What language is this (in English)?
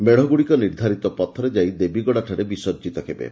Odia